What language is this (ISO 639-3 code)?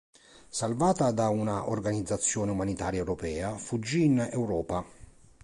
ita